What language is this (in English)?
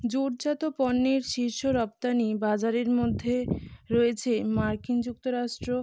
Bangla